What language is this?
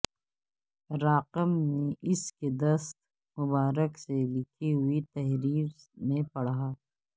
Urdu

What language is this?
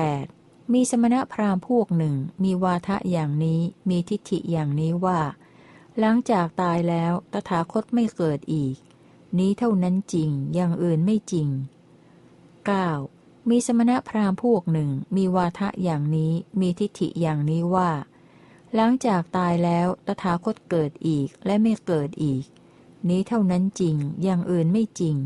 Thai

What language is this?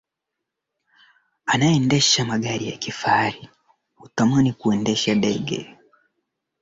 Swahili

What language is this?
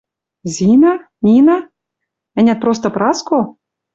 Western Mari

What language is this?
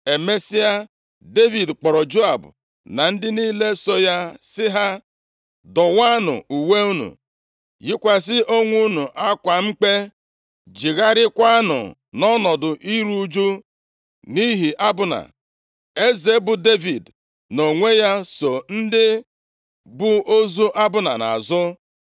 Igbo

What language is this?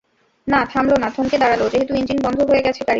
Bangla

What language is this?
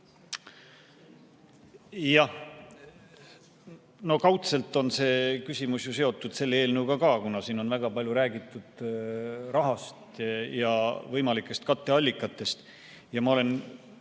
Estonian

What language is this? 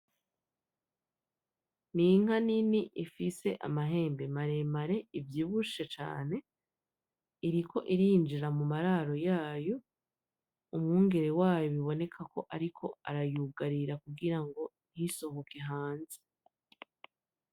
Rundi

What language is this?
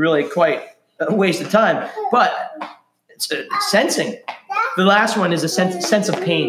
English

